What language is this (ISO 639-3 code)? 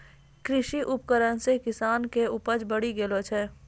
mai